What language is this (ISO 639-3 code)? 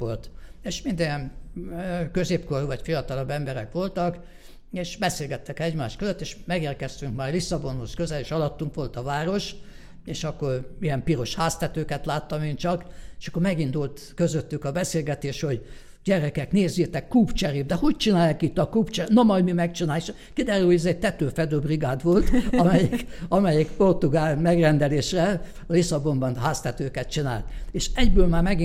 hun